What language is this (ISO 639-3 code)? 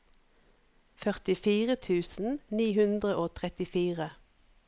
nor